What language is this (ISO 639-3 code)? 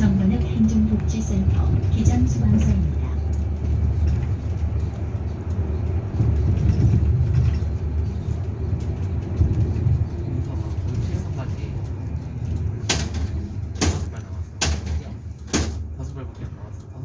kor